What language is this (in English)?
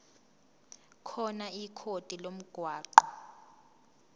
Zulu